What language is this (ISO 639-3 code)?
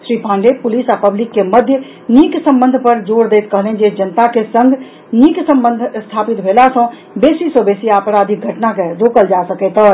mai